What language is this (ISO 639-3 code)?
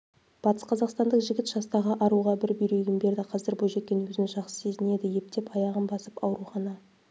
kaz